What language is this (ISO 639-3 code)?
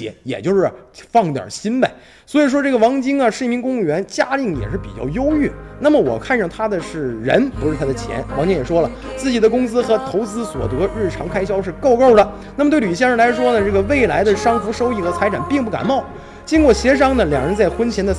zho